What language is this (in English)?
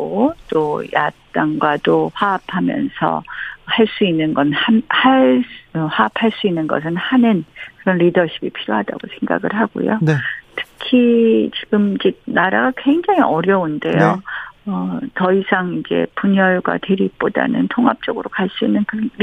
Korean